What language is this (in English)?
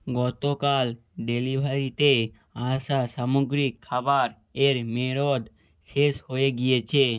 Bangla